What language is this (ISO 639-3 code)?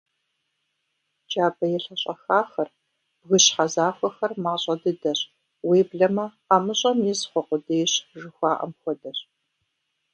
kbd